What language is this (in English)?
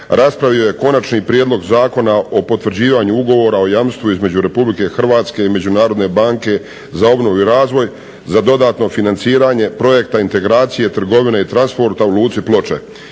Croatian